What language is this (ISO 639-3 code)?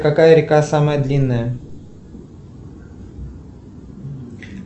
rus